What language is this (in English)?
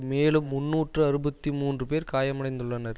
Tamil